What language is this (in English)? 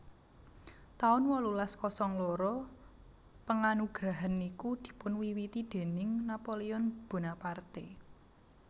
Javanese